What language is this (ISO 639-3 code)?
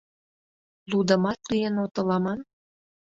chm